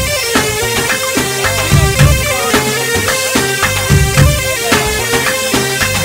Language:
Arabic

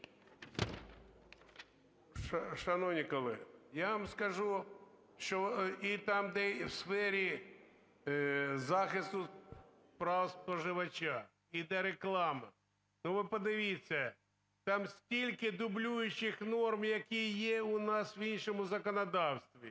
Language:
Ukrainian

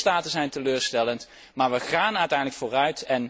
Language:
Dutch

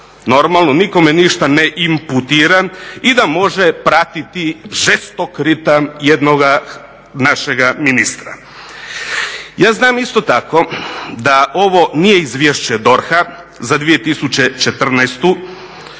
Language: Croatian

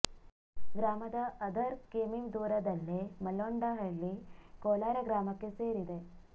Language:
Kannada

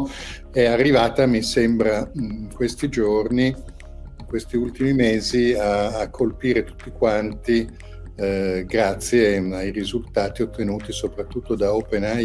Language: Italian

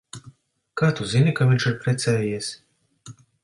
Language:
Latvian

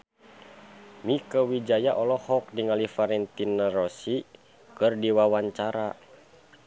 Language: Sundanese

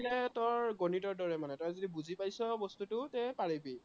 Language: Assamese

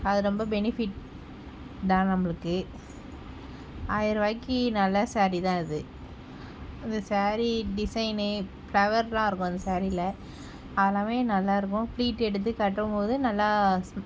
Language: Tamil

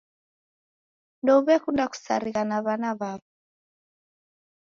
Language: Taita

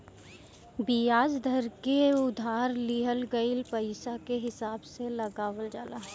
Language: Bhojpuri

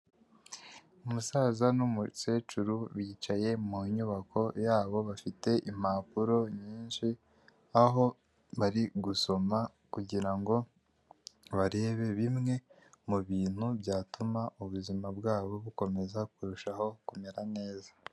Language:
Kinyarwanda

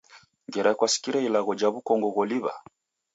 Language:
Taita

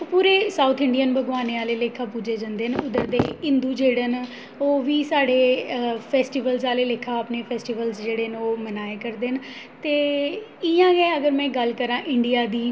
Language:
Dogri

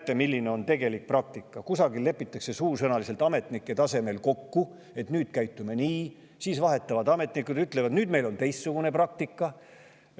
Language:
Estonian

